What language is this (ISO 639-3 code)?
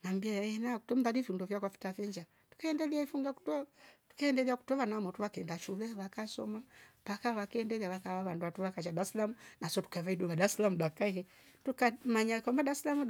rof